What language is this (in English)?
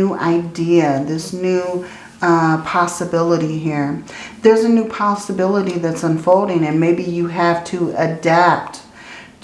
English